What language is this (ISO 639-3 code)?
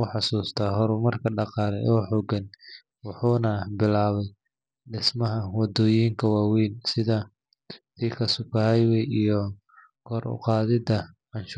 som